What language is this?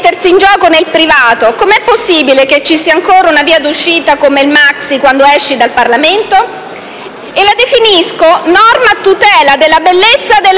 Italian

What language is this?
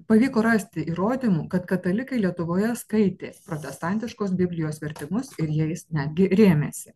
Lithuanian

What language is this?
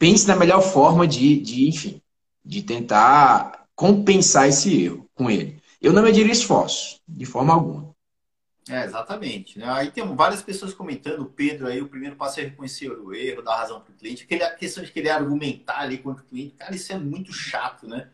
Portuguese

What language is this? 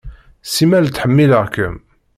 Kabyle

